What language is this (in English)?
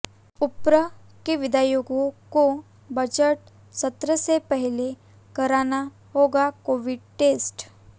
Hindi